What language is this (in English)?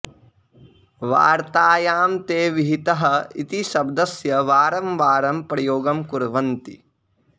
Sanskrit